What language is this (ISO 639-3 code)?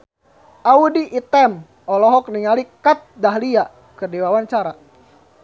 sun